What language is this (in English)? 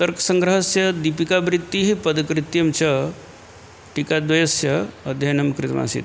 Sanskrit